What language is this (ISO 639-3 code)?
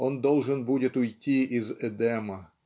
rus